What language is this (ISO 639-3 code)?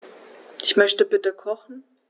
deu